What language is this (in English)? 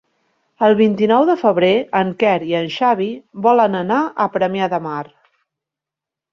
Catalan